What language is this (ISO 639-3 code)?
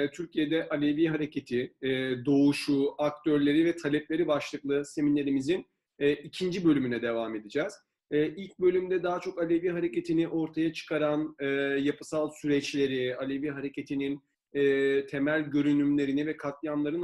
tur